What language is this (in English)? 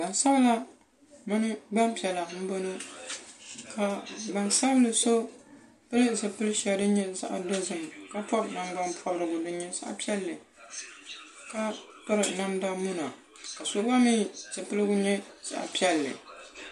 Dagbani